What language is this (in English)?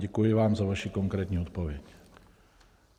Czech